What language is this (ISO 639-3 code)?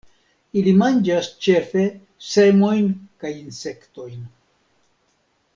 epo